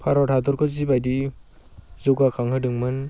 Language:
Bodo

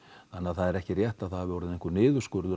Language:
Icelandic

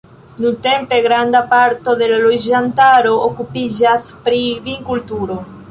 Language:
Esperanto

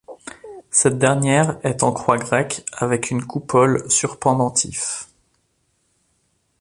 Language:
French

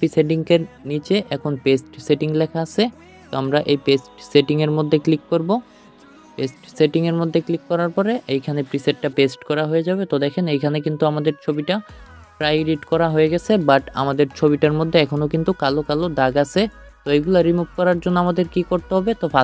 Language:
Hindi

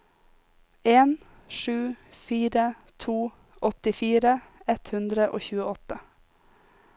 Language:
Norwegian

